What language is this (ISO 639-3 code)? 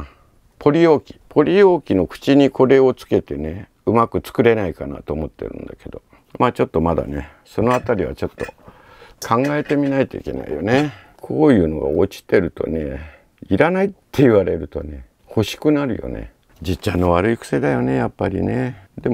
jpn